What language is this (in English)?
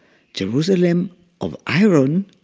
English